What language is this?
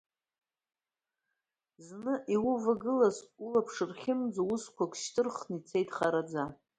Abkhazian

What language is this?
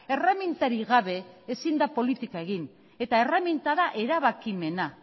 Basque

